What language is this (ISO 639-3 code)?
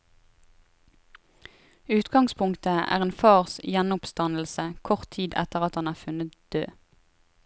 nor